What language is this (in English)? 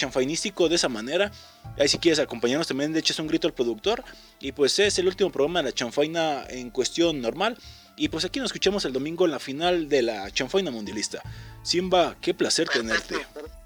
Spanish